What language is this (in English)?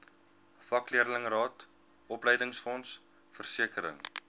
Afrikaans